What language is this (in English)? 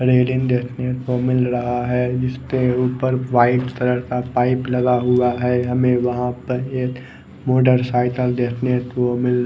Hindi